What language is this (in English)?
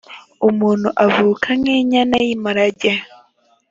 Kinyarwanda